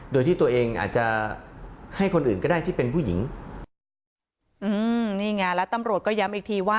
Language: Thai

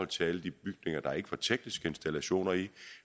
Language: Danish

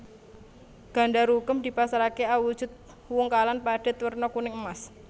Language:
Javanese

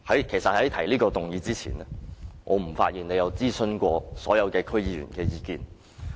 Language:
Cantonese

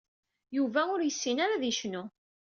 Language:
Kabyle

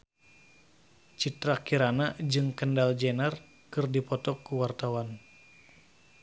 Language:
Sundanese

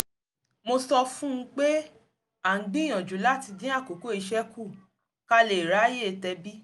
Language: Yoruba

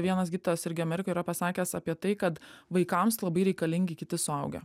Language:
Lithuanian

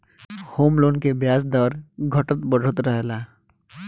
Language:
Bhojpuri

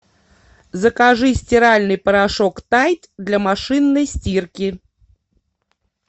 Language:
Russian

